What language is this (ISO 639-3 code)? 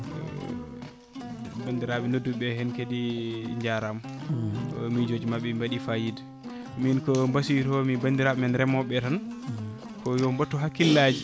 ful